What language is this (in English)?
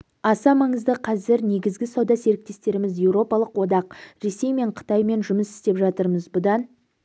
Kazakh